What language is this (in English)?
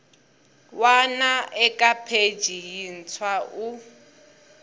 Tsonga